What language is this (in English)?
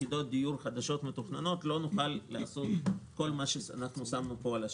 Hebrew